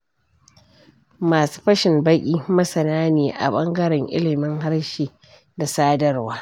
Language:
Hausa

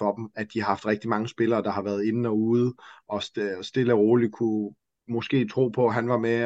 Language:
Danish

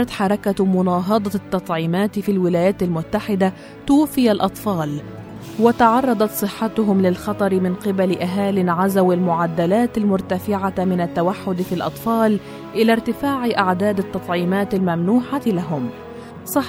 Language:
Arabic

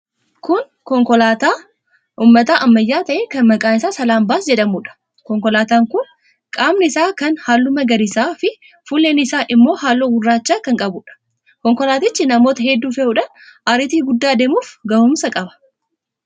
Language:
Oromo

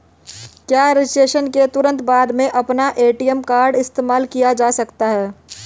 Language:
Hindi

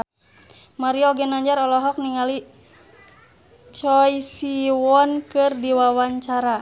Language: Sundanese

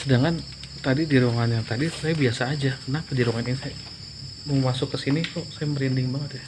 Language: Indonesian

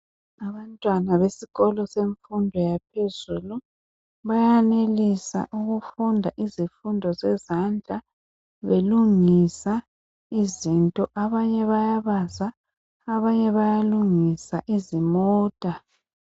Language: North Ndebele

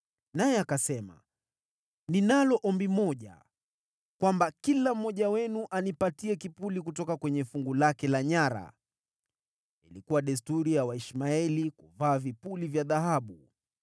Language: Swahili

